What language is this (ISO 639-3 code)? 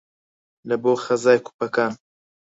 ckb